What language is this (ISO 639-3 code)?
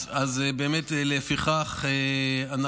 heb